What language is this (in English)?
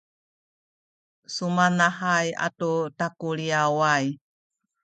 Sakizaya